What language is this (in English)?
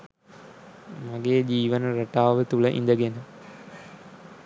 Sinhala